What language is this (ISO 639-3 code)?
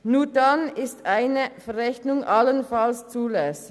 gsw